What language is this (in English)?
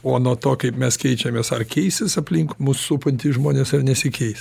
Lithuanian